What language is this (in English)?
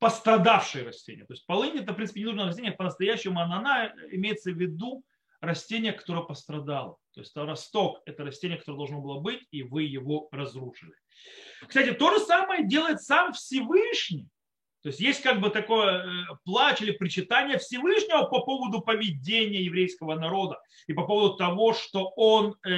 Russian